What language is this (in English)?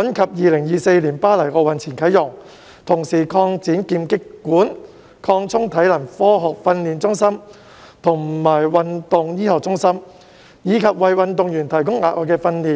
Cantonese